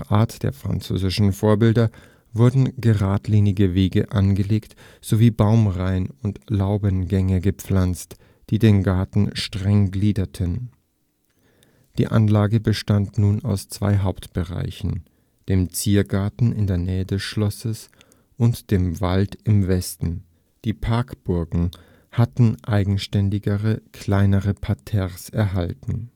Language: German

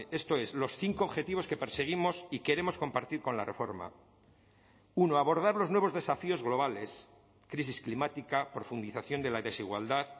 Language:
Spanish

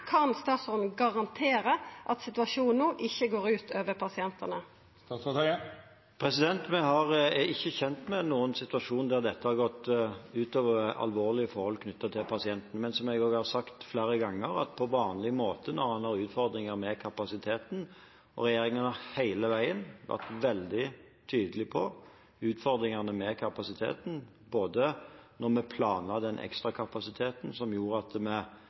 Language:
Norwegian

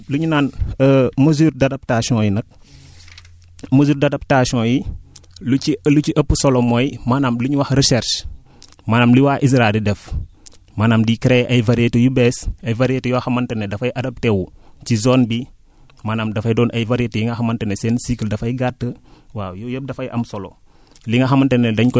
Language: Wolof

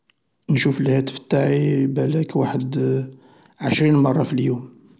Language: Algerian Arabic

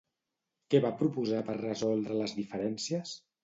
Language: Catalan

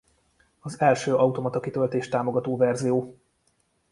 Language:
Hungarian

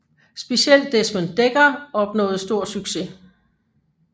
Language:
Danish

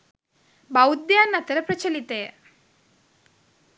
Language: Sinhala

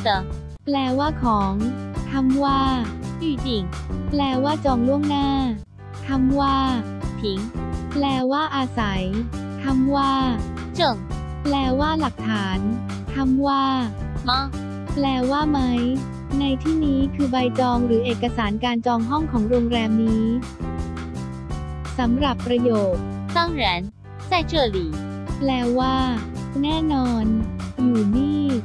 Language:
Thai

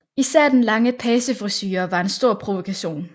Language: Danish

